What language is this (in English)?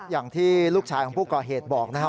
Thai